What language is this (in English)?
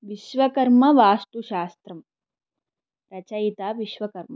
Sanskrit